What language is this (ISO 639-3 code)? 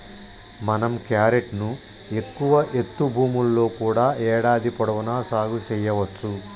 tel